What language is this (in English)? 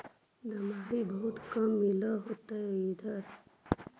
Magahi